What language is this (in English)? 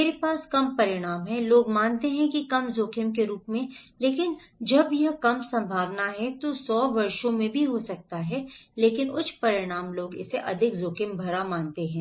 Hindi